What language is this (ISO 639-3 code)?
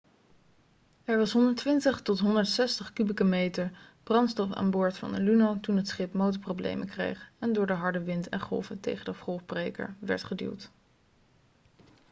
nld